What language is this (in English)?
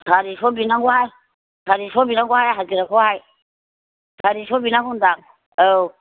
Bodo